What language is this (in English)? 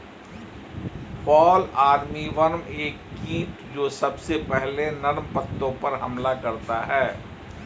Hindi